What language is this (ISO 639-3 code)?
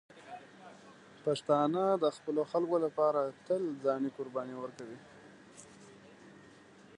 pus